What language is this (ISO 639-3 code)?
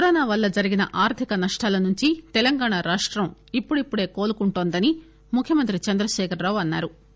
tel